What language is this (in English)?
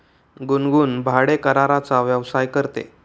Marathi